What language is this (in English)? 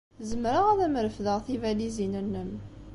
Kabyle